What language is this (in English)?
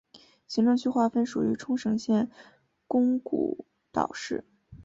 Chinese